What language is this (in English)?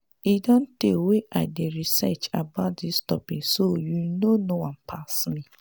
Nigerian Pidgin